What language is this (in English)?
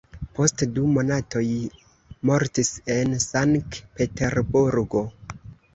Esperanto